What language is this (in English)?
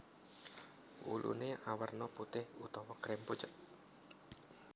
Javanese